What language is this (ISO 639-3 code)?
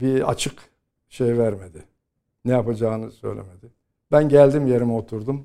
tur